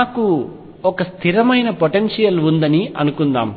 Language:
Telugu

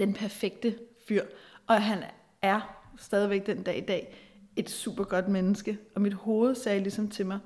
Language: Danish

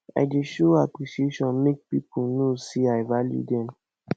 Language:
Nigerian Pidgin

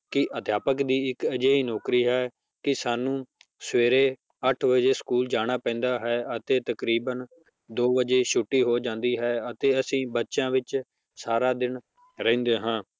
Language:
Punjabi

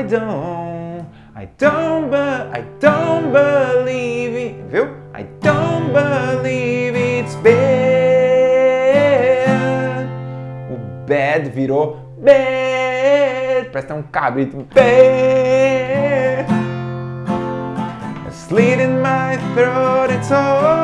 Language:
Portuguese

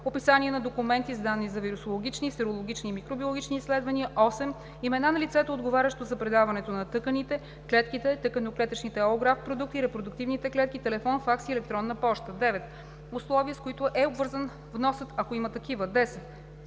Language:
Bulgarian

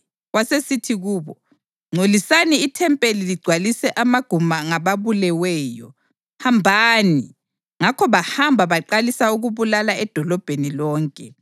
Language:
North Ndebele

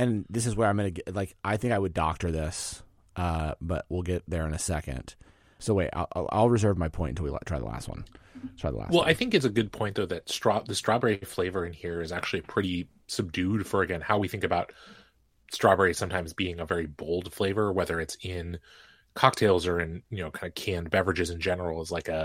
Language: English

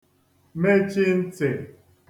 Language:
Igbo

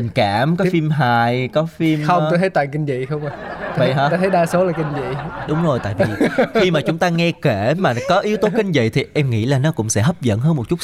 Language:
Vietnamese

